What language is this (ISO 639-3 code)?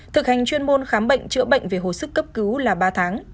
vie